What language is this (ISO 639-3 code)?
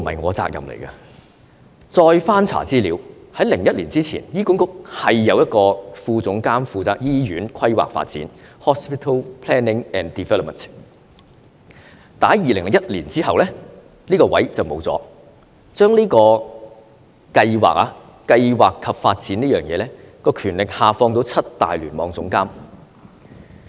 yue